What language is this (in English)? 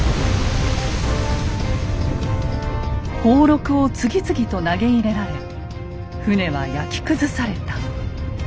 Japanese